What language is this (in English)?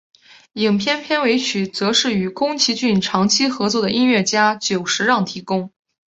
Chinese